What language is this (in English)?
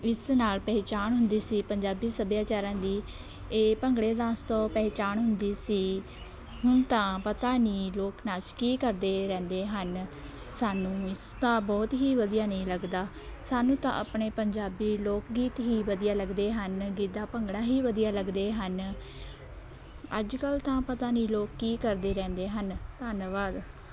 Punjabi